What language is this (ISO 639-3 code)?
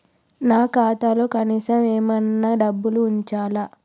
tel